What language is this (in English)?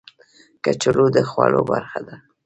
Pashto